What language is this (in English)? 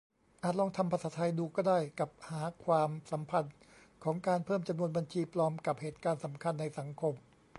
Thai